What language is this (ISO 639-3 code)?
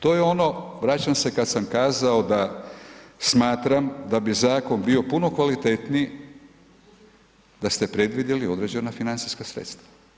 hrv